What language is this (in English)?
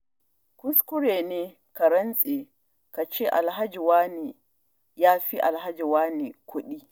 Hausa